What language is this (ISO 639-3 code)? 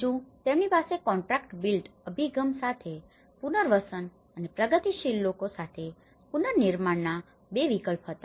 guj